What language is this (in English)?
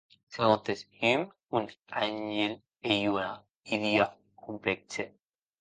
Occitan